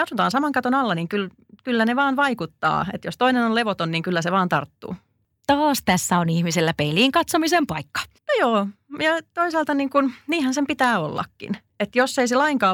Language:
Finnish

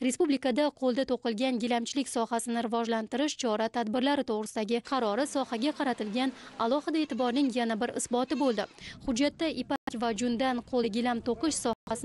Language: Turkish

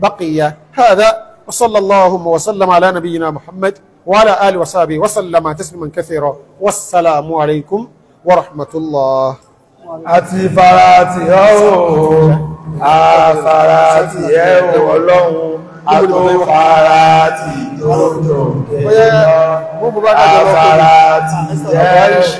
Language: Arabic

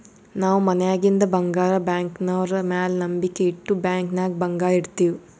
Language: Kannada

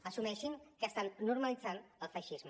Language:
Catalan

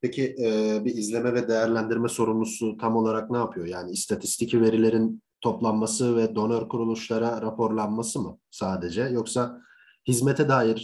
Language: Turkish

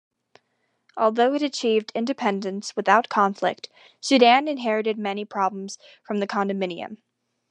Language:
English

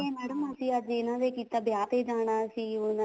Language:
Punjabi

